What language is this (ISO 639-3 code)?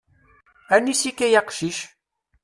kab